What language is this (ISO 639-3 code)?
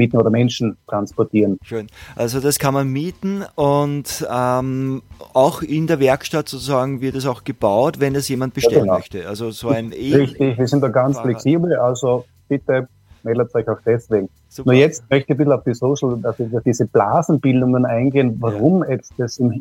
deu